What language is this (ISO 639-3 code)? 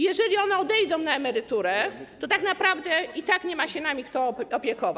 pol